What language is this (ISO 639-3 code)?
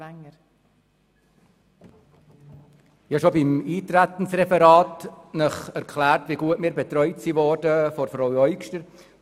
gsw